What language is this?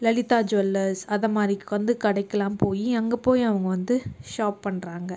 Tamil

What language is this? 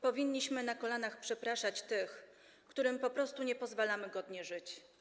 Polish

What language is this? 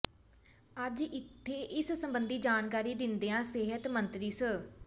Punjabi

